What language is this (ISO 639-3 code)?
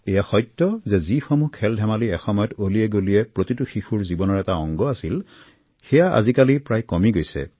asm